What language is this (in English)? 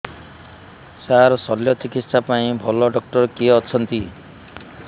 Odia